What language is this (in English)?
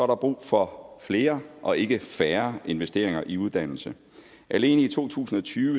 Danish